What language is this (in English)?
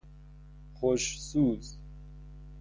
Persian